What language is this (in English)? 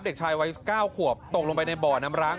Thai